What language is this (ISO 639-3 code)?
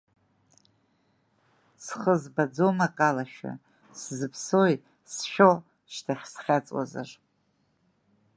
abk